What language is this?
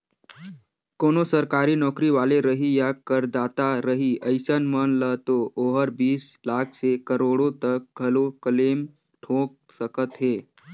Chhattisgarhi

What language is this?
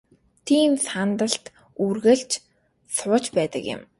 Mongolian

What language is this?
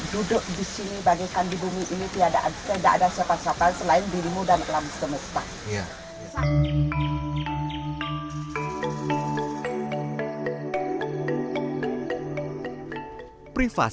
Indonesian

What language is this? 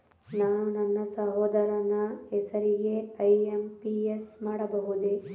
Kannada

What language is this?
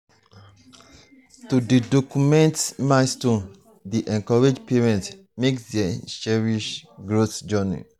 Nigerian Pidgin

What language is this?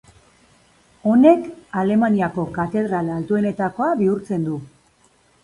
Basque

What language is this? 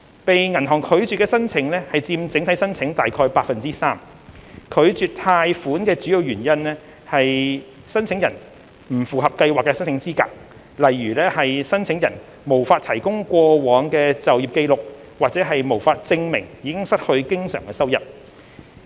Cantonese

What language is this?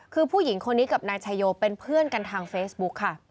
Thai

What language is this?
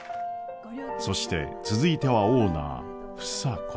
Japanese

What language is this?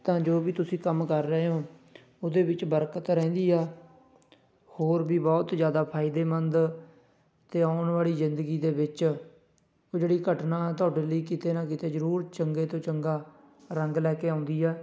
Punjabi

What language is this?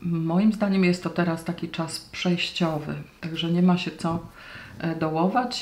Polish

